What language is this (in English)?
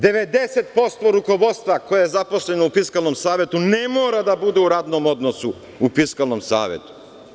Serbian